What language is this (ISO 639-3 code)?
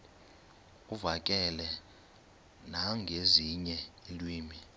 xho